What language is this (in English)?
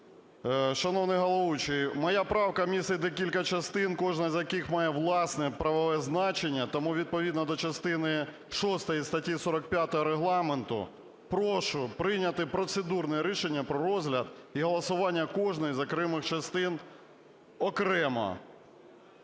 Ukrainian